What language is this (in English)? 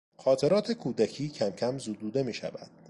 Persian